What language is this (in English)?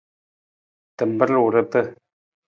Nawdm